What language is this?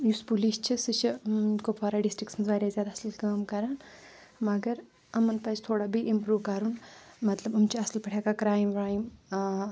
Kashmiri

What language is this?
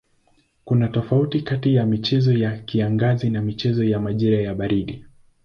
Swahili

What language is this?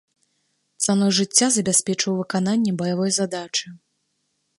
Belarusian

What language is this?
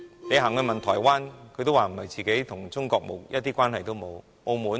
Cantonese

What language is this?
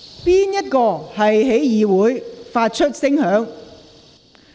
Cantonese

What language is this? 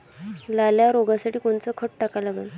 Marathi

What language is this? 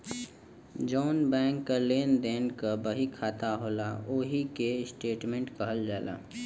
Bhojpuri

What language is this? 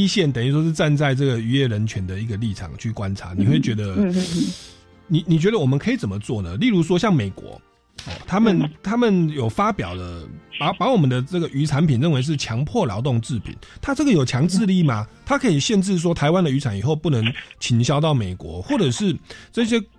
Chinese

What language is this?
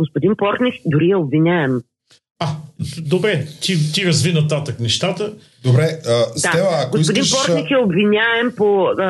Bulgarian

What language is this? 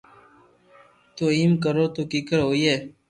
Loarki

